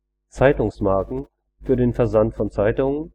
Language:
German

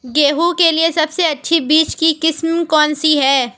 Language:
Hindi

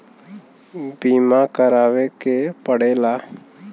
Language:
Bhojpuri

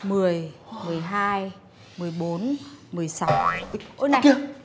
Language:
Vietnamese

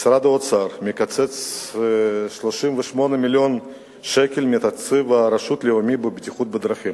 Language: Hebrew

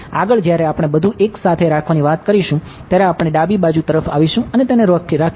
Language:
Gujarati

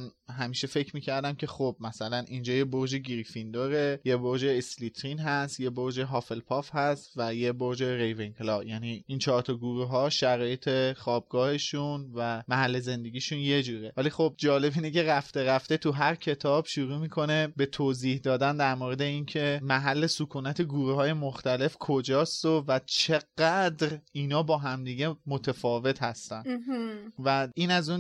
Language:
Persian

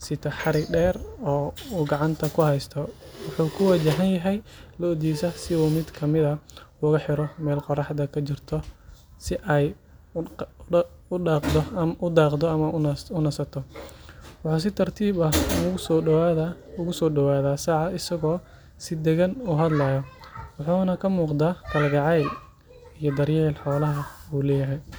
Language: Somali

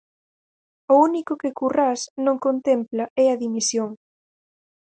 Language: Galician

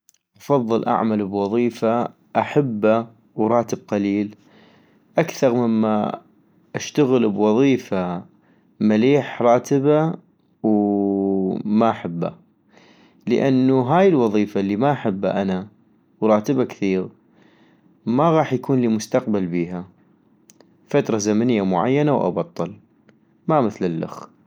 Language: North Mesopotamian Arabic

